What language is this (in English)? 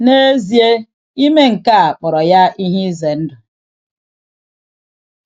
Igbo